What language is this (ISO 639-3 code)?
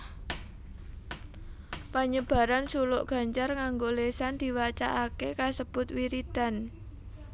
jav